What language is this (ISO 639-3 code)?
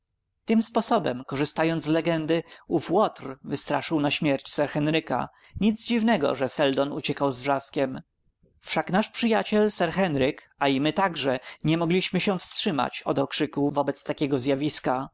pol